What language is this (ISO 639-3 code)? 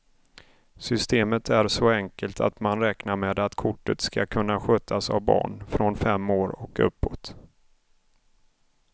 swe